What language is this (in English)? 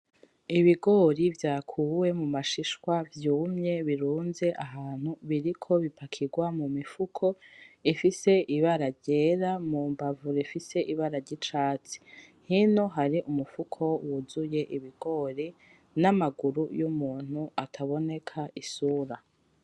Rundi